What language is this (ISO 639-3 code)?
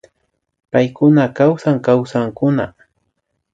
qvi